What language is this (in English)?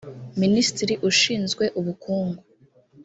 Kinyarwanda